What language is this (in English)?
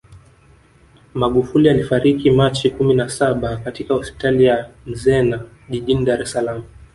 Swahili